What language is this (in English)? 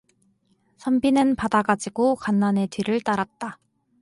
Korean